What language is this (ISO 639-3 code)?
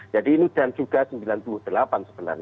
ind